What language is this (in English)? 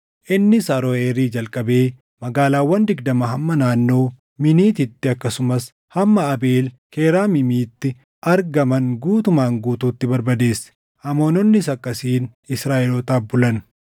Oromo